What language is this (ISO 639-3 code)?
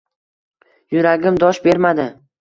uzb